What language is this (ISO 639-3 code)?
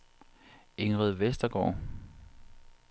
dan